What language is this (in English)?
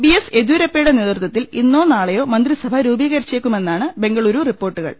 Malayalam